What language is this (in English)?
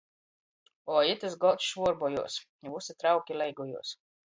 Latgalian